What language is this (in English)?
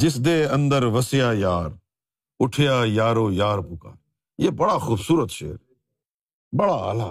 Urdu